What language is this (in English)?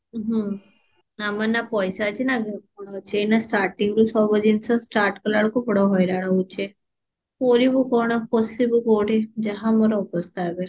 Odia